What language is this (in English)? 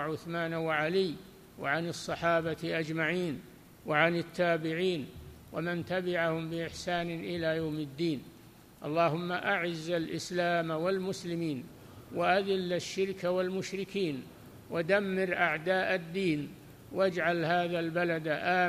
Arabic